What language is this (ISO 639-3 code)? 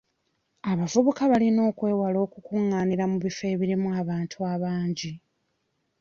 lug